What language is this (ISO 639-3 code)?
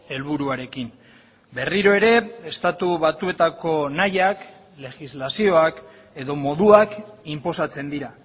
eus